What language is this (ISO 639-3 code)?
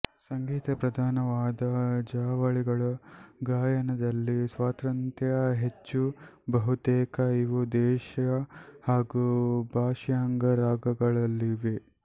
kan